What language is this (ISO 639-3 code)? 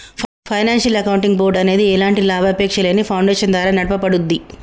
tel